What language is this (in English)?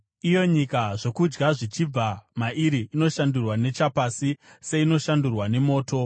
Shona